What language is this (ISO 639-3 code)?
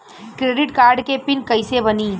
bho